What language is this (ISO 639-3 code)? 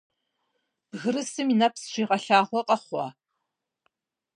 kbd